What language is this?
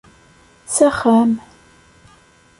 Kabyle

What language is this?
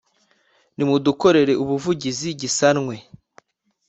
Kinyarwanda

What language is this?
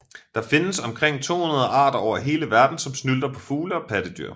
Danish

